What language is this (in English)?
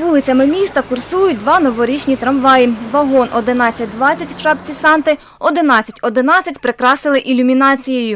Ukrainian